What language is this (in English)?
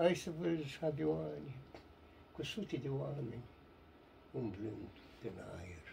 Romanian